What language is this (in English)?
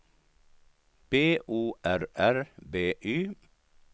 Swedish